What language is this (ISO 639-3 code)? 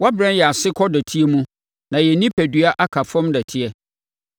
aka